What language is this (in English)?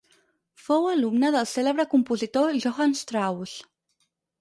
Catalan